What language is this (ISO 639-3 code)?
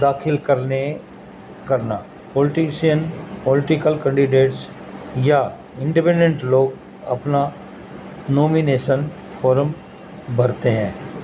urd